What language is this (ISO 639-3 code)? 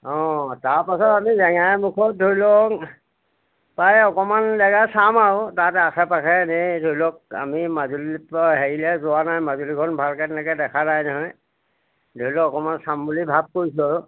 asm